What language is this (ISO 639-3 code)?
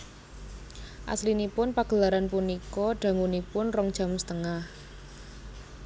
jav